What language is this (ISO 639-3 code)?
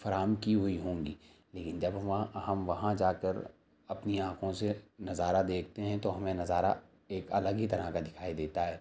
urd